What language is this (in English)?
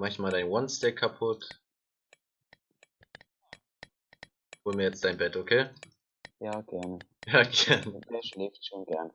German